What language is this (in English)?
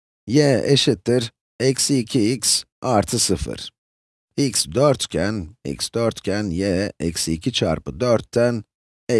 Turkish